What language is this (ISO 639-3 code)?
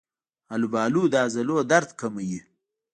pus